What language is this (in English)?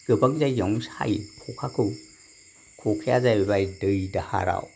Bodo